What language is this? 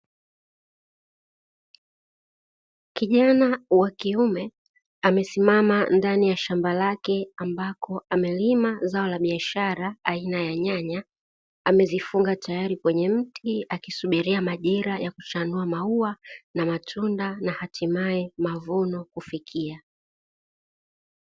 Swahili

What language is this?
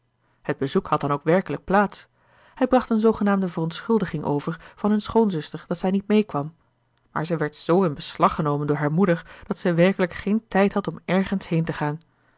Dutch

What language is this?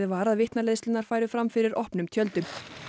Icelandic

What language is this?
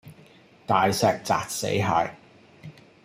Cantonese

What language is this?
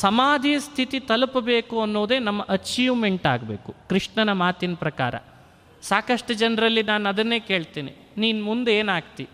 Kannada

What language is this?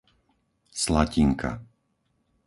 Slovak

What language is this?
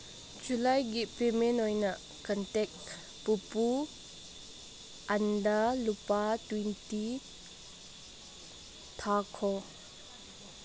Manipuri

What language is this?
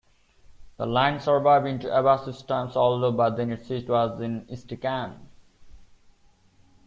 English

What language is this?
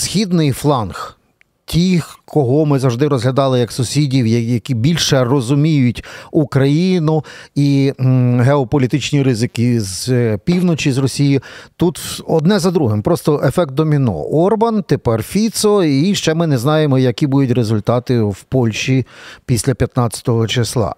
Ukrainian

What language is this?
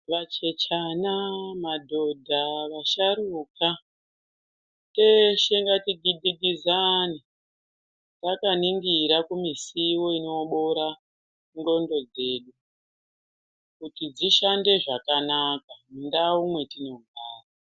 Ndau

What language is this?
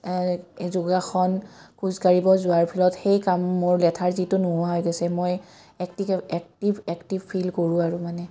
Assamese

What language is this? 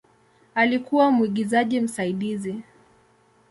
Swahili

